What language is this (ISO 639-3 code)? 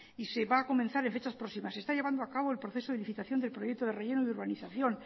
spa